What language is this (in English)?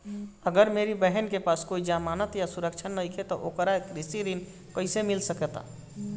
Bhojpuri